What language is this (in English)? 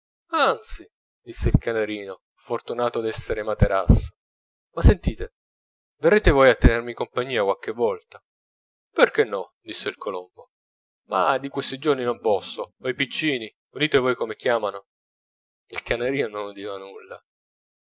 Italian